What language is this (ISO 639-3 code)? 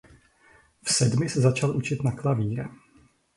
ces